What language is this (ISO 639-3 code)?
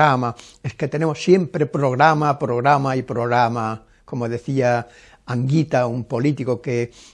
spa